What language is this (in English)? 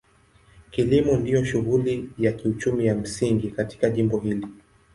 Swahili